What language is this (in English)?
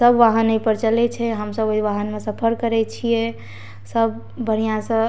Maithili